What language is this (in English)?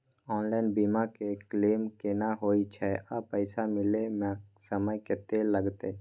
Maithili